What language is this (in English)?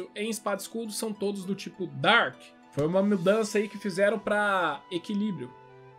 Portuguese